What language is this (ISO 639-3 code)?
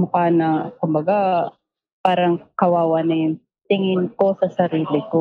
fil